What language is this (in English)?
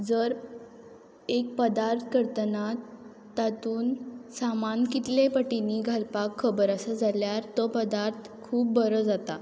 Konkani